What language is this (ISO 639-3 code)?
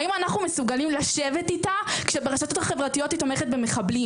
heb